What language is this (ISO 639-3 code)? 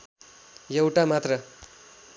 nep